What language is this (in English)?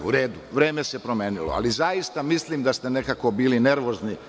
Serbian